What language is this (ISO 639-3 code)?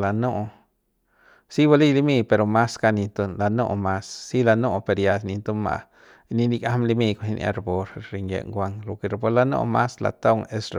pbs